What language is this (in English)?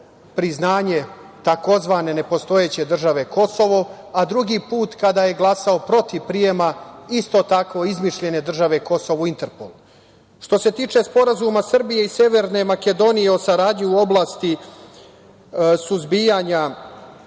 Serbian